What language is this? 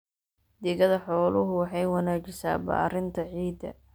Somali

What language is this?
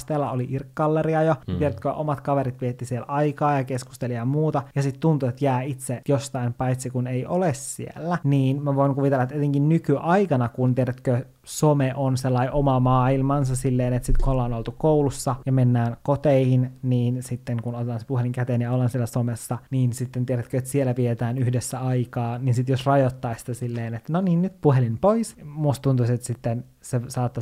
Finnish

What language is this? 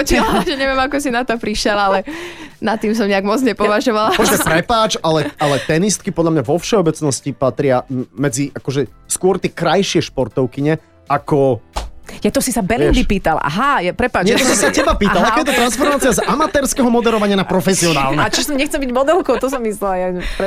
Slovak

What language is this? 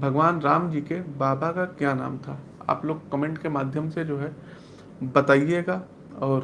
Hindi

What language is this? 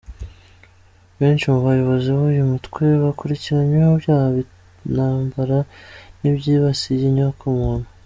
Kinyarwanda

